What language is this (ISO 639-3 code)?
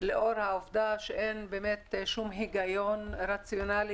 heb